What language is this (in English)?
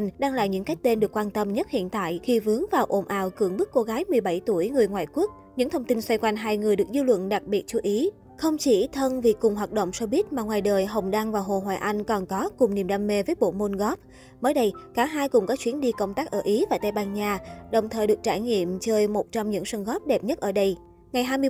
Vietnamese